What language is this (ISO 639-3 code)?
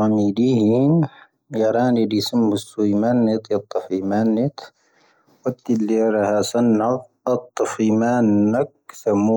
thv